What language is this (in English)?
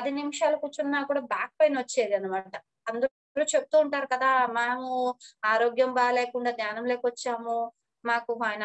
Romanian